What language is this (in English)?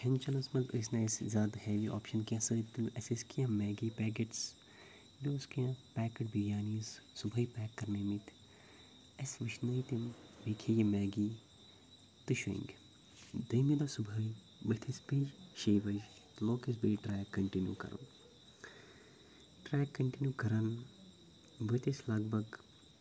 Kashmiri